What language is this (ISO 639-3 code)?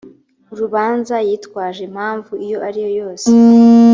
kin